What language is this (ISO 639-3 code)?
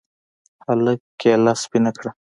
pus